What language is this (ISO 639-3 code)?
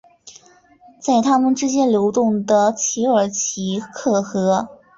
zho